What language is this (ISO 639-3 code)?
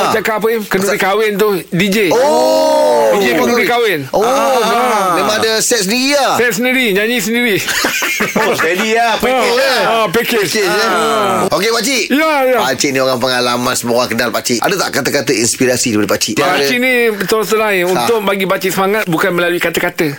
msa